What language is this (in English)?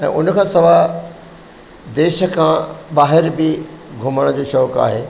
Sindhi